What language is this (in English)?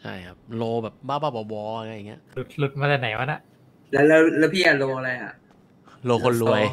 Thai